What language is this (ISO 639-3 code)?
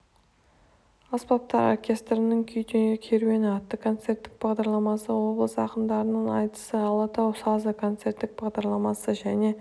kaz